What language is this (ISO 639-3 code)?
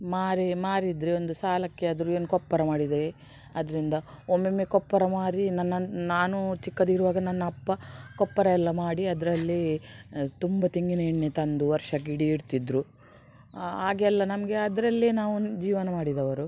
kan